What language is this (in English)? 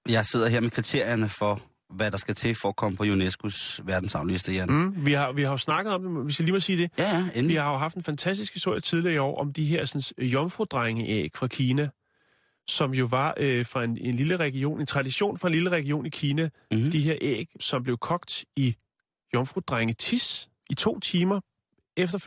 Danish